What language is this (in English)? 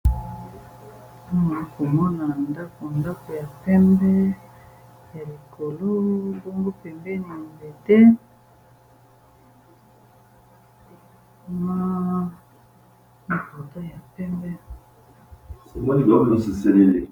Lingala